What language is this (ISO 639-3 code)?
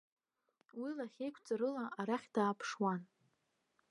abk